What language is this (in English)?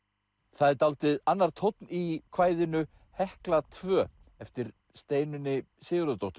Icelandic